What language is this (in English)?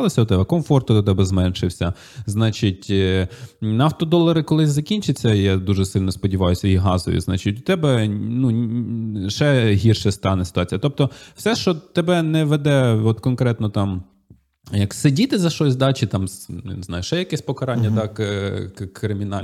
Ukrainian